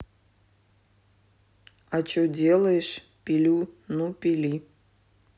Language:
Russian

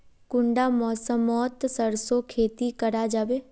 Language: Magahi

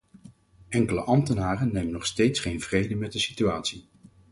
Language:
Dutch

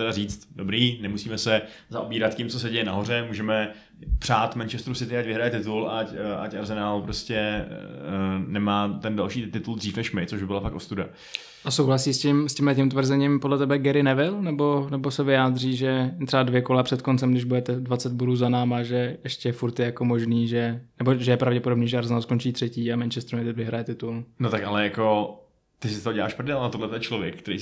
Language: Czech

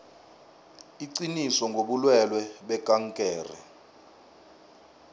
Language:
South Ndebele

